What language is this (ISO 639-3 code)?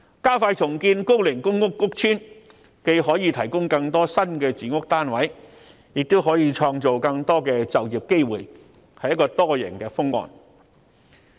yue